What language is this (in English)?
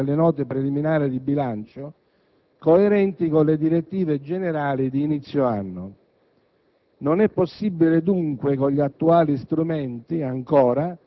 Italian